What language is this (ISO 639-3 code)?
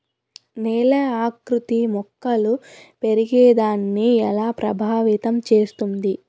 tel